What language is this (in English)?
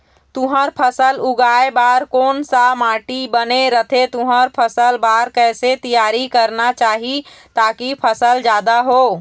Chhattisgarhi